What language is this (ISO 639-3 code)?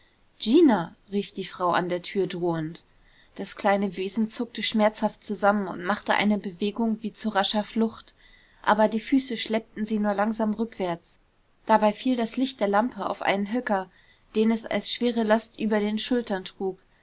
deu